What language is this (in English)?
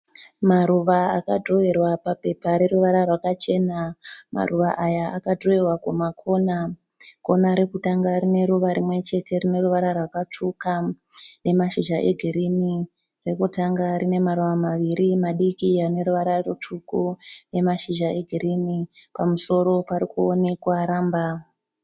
Shona